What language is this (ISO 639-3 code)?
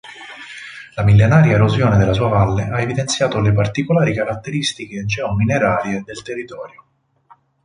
ita